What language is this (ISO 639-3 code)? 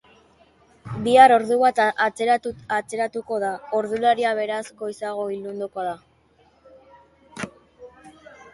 eus